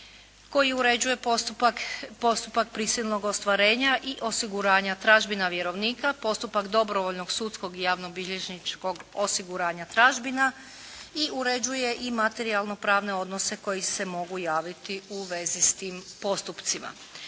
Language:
Croatian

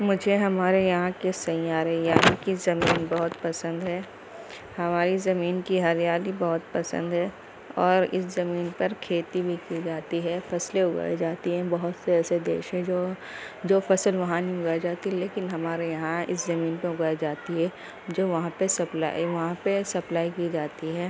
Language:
Urdu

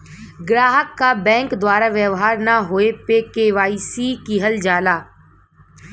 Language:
Bhojpuri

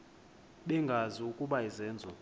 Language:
Xhosa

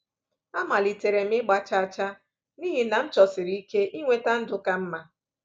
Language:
Igbo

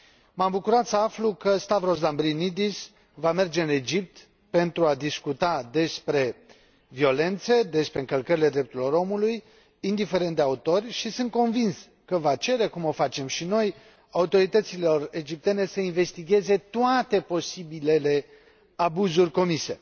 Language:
Romanian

